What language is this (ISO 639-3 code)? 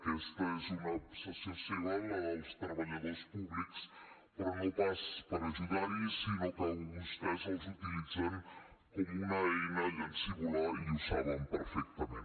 cat